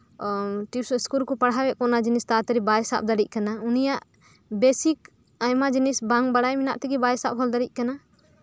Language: Santali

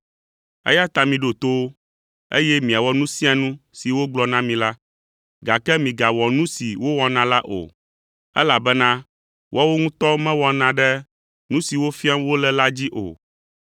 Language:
Ewe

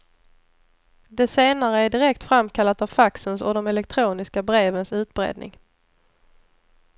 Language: Swedish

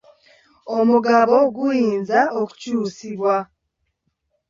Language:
Ganda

